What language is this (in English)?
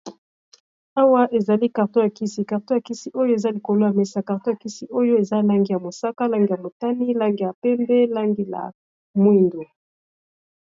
Lingala